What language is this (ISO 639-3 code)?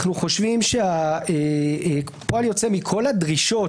heb